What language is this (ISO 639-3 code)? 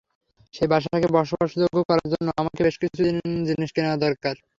ben